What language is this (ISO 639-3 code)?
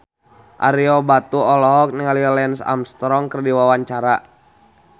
sun